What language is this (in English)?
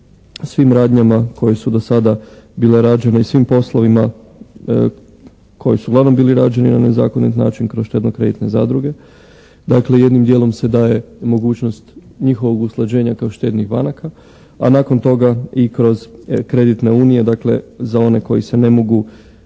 Croatian